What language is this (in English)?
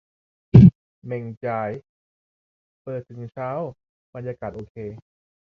Thai